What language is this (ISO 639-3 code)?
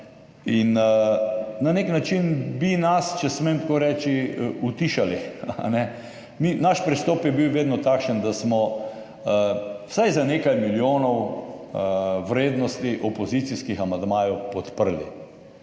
slv